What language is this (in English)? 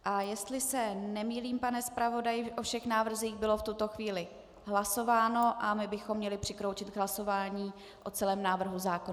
Czech